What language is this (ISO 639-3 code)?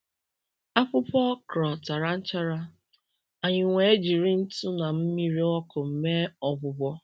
ibo